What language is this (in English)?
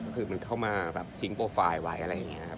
Thai